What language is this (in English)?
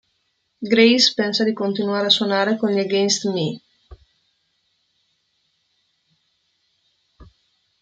Italian